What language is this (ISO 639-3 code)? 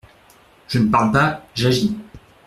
fra